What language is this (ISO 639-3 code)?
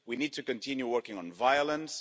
eng